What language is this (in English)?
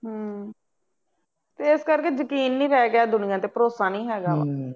Punjabi